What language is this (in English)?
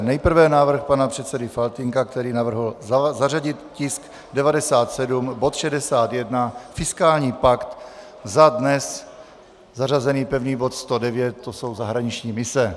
Czech